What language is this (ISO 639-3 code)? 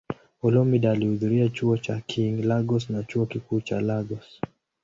swa